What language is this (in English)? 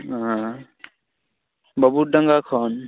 Santali